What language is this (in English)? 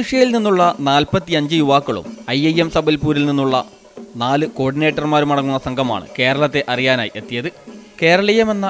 English